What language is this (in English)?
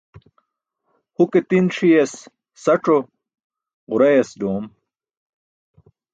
Burushaski